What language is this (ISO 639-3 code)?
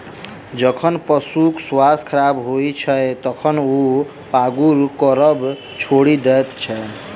mai